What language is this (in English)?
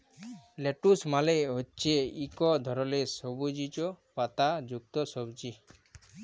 Bangla